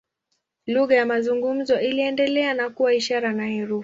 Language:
Swahili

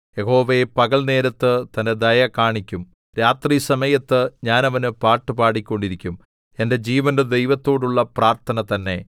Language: Malayalam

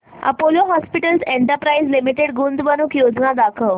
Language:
Marathi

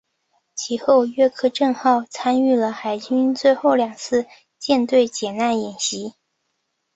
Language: Chinese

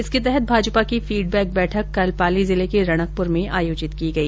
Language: Hindi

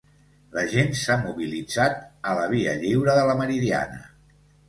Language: Catalan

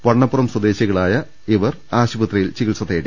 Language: Malayalam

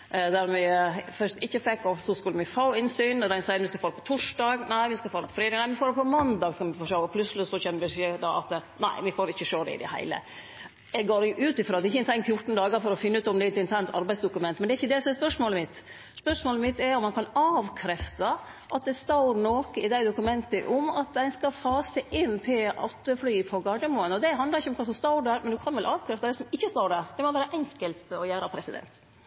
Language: Norwegian Nynorsk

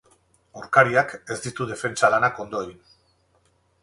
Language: Basque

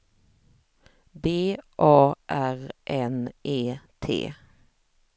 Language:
Swedish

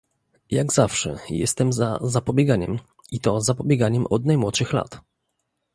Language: Polish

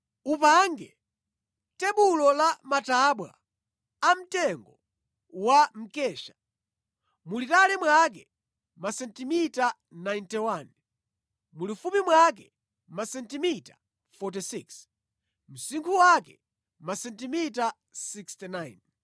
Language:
Nyanja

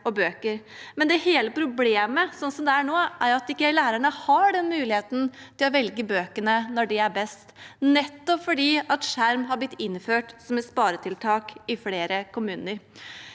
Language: Norwegian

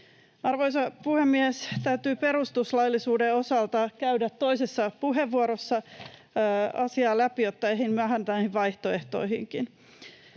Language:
Finnish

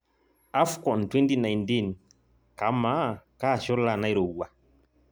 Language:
Masai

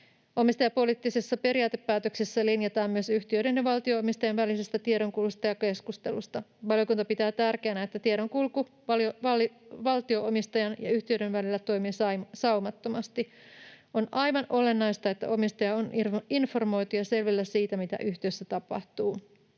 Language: Finnish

